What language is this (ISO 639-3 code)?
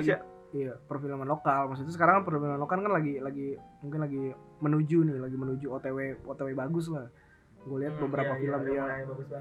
ind